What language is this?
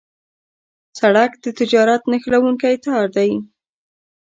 Pashto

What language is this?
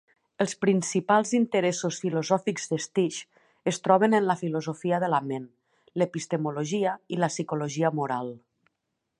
Catalan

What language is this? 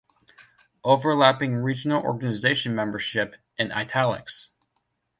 English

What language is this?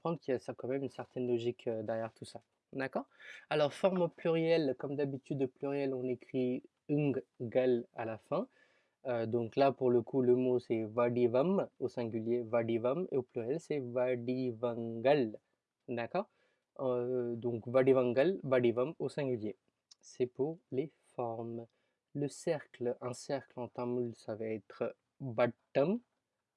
French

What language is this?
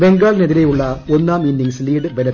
Malayalam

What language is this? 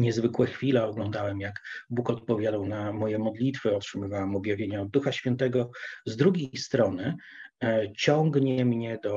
Polish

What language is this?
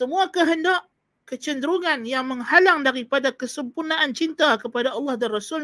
Malay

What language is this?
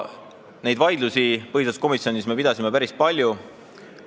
Estonian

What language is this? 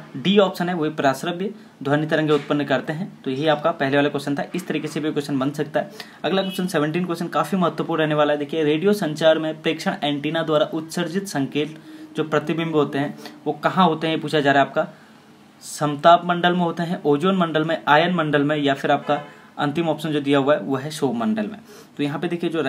Hindi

